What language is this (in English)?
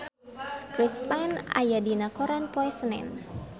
Sundanese